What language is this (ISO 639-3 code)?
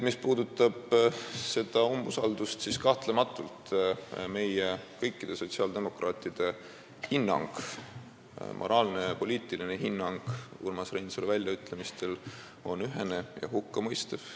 est